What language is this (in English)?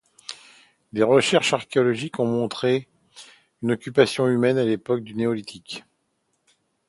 French